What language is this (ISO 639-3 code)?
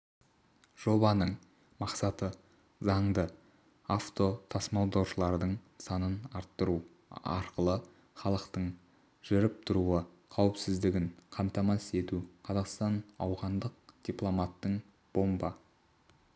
kaz